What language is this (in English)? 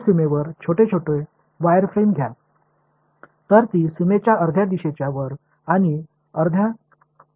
Tamil